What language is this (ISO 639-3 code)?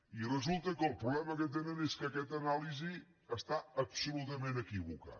cat